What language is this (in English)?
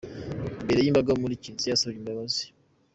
Kinyarwanda